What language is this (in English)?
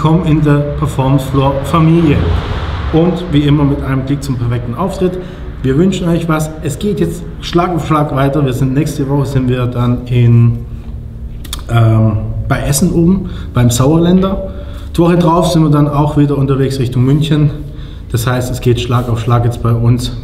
German